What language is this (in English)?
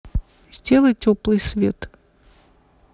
Russian